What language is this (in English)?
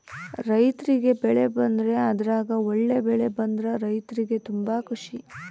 Kannada